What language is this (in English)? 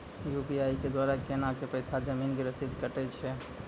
Maithili